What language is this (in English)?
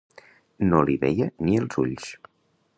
Catalan